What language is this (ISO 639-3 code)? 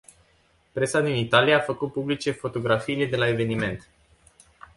ron